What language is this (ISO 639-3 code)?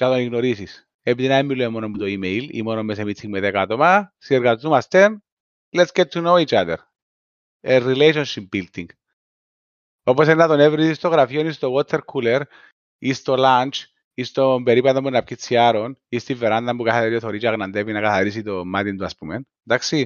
ell